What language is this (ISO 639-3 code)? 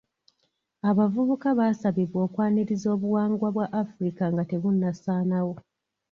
lug